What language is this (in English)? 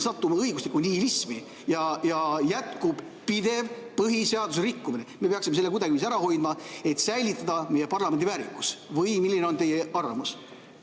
Estonian